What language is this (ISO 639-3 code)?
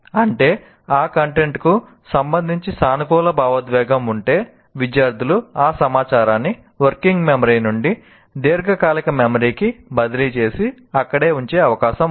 tel